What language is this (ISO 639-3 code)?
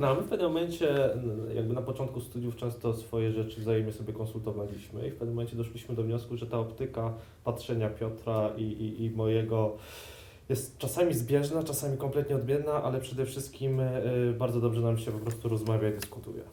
pol